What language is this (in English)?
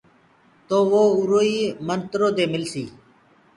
Gurgula